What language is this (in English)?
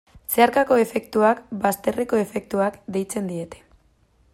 Basque